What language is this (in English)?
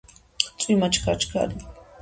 Georgian